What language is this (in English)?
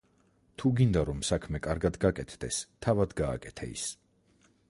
Georgian